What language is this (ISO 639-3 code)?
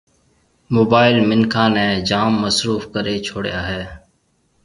mve